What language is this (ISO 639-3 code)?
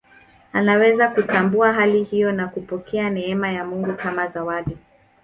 swa